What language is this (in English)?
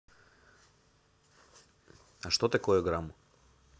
Russian